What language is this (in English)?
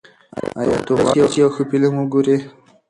Pashto